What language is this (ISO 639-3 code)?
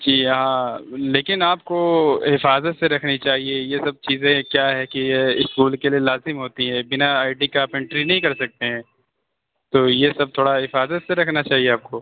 urd